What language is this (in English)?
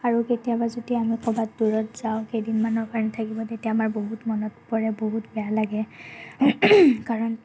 Assamese